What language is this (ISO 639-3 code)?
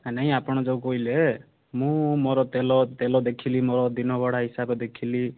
ori